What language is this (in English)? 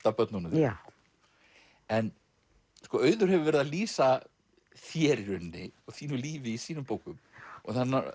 Icelandic